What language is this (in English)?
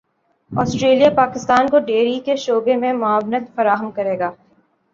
Urdu